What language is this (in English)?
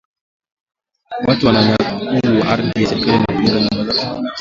Swahili